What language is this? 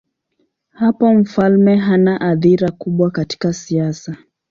Swahili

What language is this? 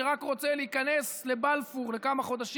Hebrew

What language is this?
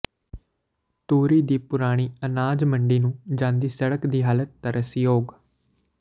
Punjabi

